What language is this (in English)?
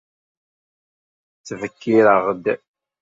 Kabyle